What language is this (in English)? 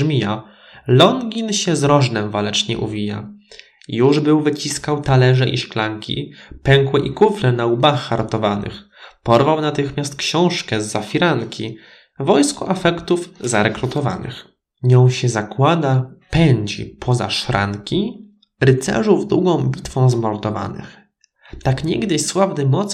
Polish